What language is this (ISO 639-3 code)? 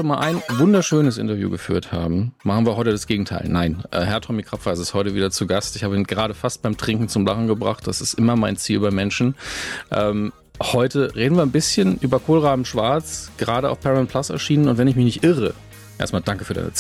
deu